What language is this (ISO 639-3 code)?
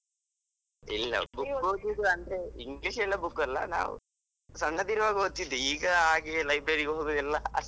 kan